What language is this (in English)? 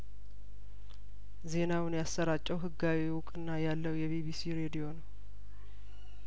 Amharic